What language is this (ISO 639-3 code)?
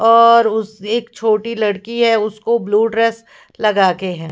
hin